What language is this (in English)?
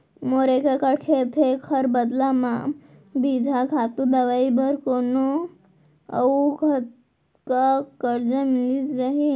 Chhattisgarhi